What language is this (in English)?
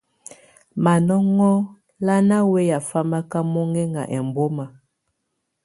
Tunen